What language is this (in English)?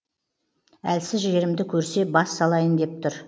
Kazakh